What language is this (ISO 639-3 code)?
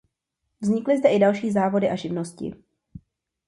ces